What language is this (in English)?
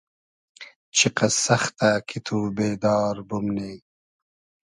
Hazaragi